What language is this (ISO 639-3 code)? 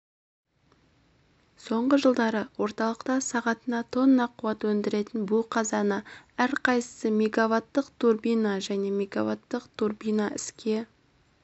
kaz